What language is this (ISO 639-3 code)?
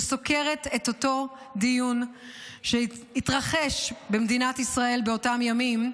heb